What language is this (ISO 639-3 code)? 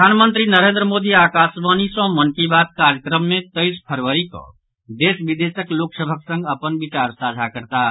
mai